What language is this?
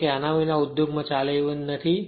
Gujarati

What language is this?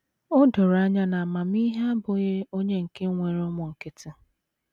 Igbo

